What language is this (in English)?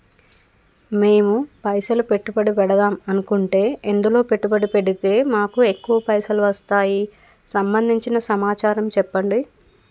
Telugu